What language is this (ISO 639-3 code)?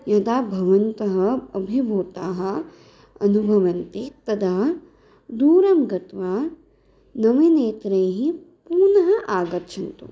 san